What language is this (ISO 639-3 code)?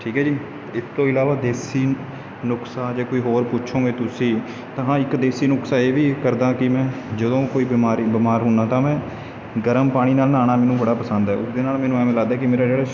pan